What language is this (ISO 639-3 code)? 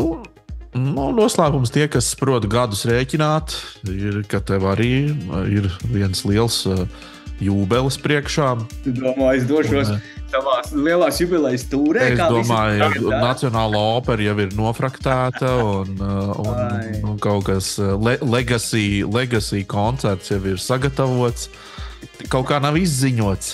lav